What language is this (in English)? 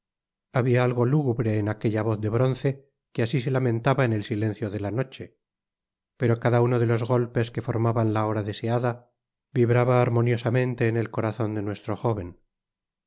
Spanish